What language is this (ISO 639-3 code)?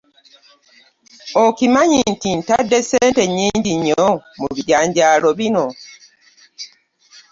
lug